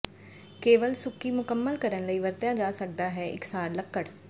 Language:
Punjabi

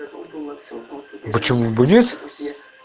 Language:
Russian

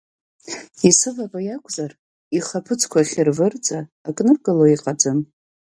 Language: Abkhazian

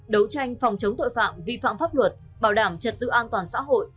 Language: Vietnamese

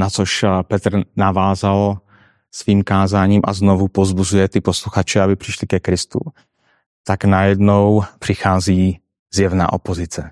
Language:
Czech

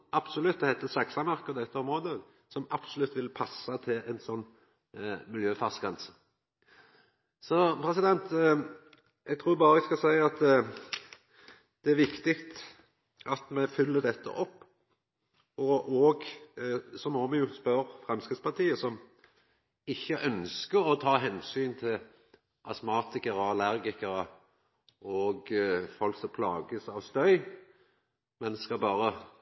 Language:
Norwegian Nynorsk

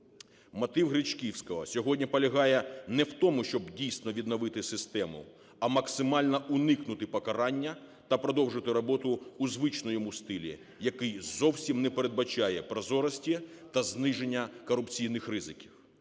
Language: Ukrainian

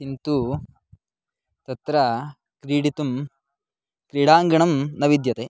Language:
Sanskrit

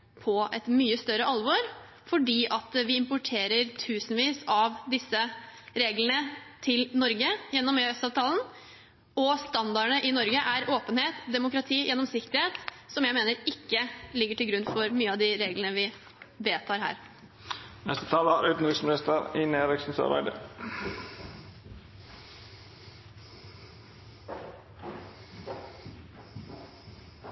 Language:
Norwegian Bokmål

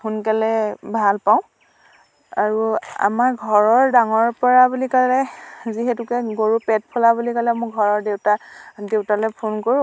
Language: Assamese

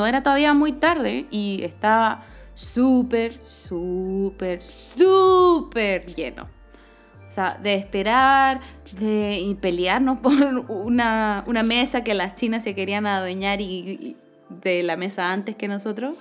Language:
Spanish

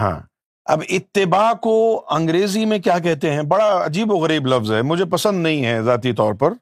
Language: Urdu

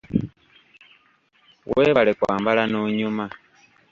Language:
Ganda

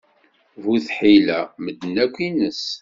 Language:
Kabyle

